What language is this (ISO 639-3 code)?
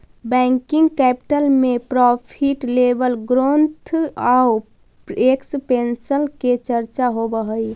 mag